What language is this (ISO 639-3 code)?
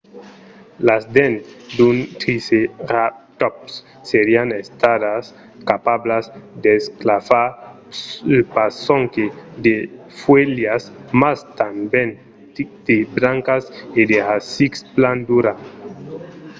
oci